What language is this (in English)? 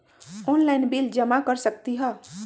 Magahi